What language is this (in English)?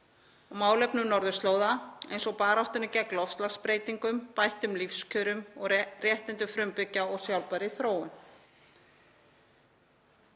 Icelandic